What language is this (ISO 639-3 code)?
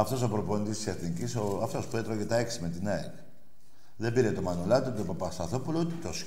ell